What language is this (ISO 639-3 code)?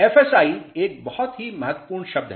hin